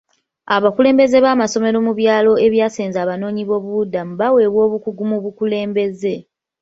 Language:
Ganda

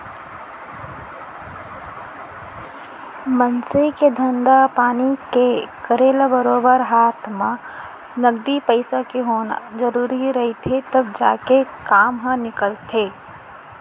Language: Chhattisgarhi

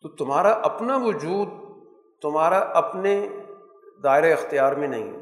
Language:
Urdu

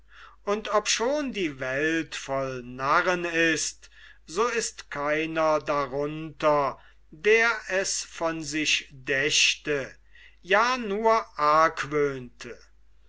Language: German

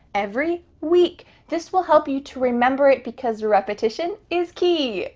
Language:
English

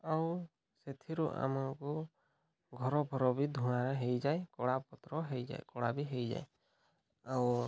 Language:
Odia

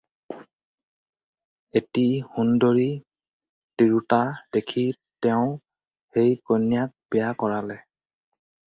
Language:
Assamese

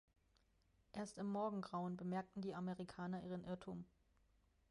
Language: German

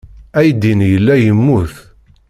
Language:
Kabyle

